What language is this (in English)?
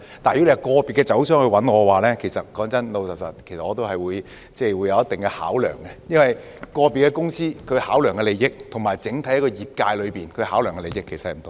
Cantonese